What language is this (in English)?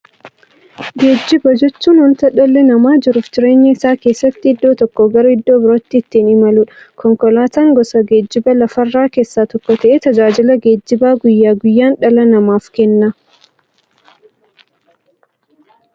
Oromo